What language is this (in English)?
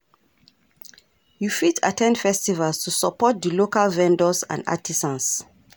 Nigerian Pidgin